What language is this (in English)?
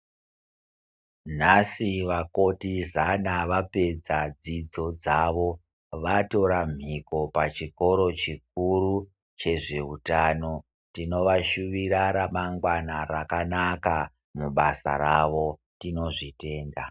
Ndau